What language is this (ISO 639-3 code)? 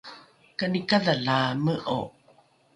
dru